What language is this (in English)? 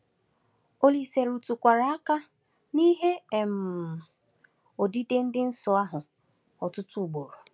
Igbo